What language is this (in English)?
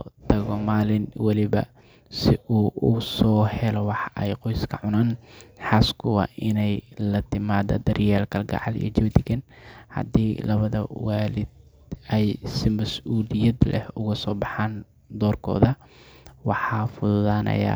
Somali